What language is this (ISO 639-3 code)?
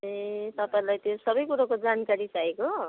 nep